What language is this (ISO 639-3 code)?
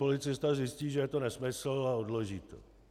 ces